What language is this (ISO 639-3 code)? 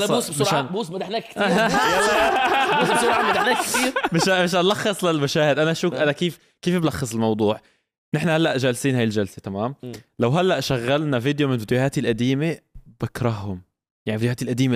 ara